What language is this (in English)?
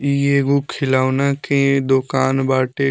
Bhojpuri